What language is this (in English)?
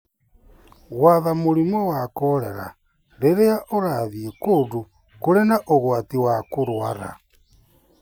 Kikuyu